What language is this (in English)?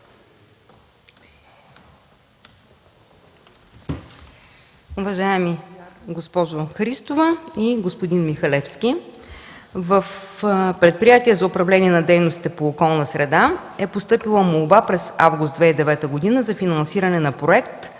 Bulgarian